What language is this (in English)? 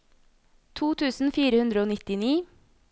Norwegian